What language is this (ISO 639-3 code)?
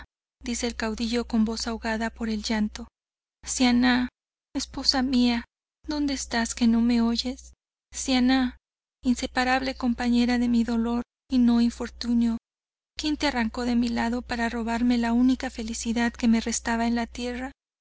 spa